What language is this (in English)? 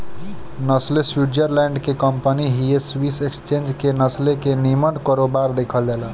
Bhojpuri